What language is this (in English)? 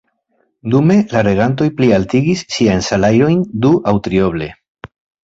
Esperanto